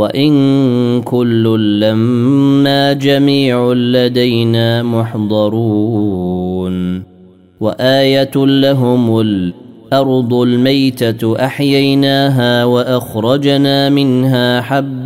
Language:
Arabic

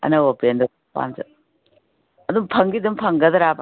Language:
Manipuri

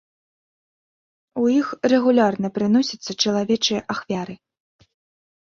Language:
Belarusian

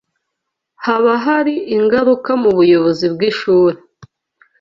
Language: Kinyarwanda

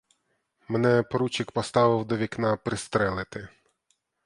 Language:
Ukrainian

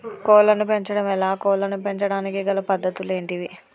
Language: Telugu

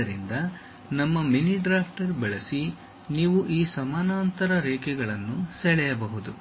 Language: Kannada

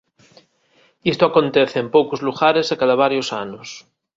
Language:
Galician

